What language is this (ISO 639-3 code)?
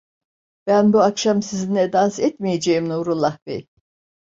tur